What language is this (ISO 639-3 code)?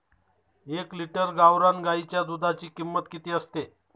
mar